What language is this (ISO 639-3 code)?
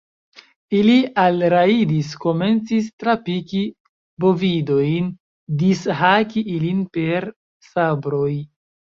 epo